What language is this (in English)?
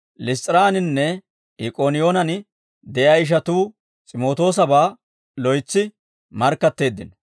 Dawro